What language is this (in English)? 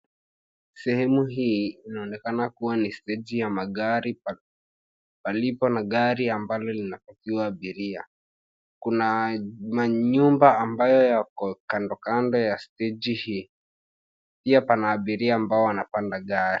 Swahili